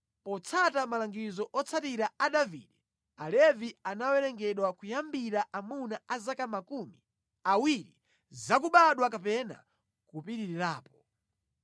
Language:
Nyanja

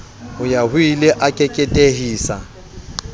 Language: Southern Sotho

